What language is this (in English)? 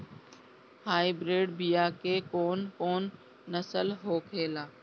Bhojpuri